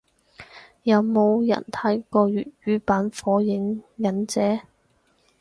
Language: Cantonese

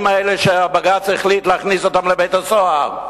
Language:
Hebrew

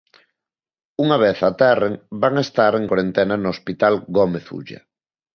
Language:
Galician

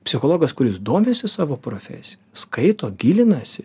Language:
Lithuanian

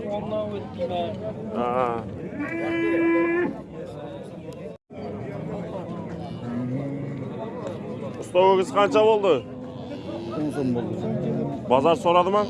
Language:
Turkish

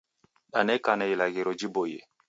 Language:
Taita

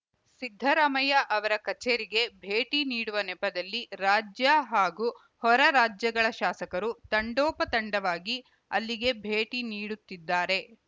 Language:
Kannada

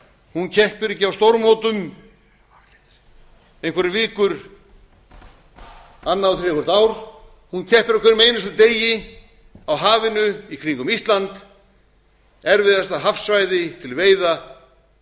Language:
Icelandic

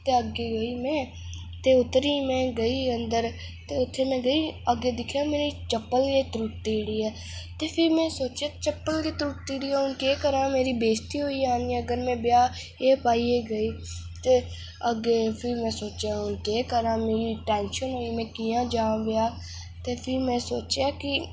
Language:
Dogri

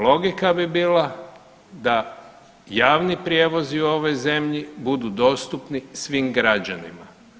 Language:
Croatian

